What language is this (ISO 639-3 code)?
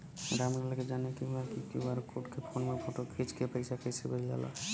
bho